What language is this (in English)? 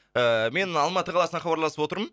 Kazakh